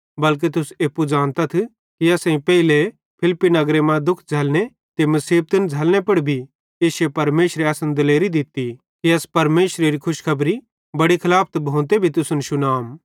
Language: Bhadrawahi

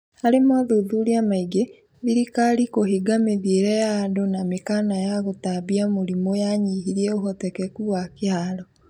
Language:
Kikuyu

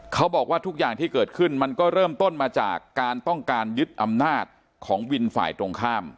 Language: Thai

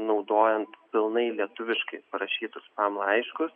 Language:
Lithuanian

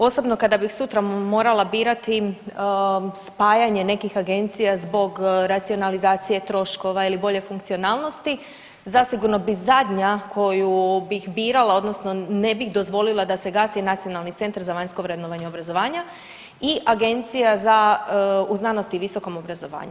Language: Croatian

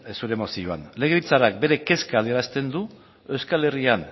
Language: Basque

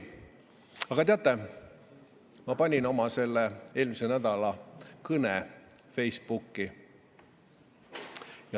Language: Estonian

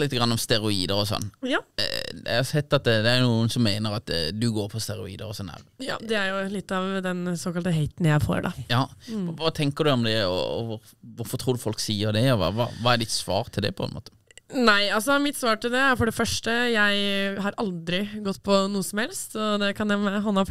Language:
Norwegian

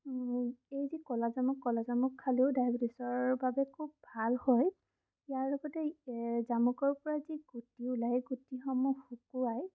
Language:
Assamese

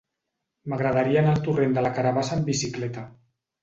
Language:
Catalan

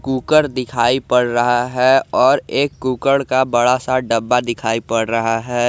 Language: Hindi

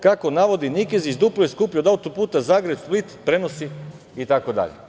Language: Serbian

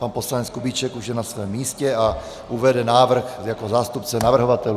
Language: Czech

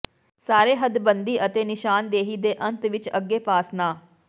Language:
Punjabi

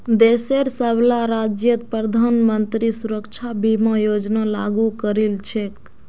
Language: Magahi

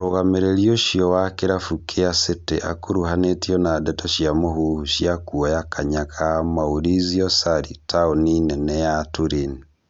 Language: Kikuyu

